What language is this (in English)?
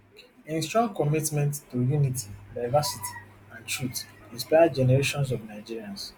Nigerian Pidgin